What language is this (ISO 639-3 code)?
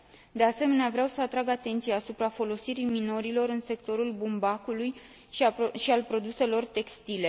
ron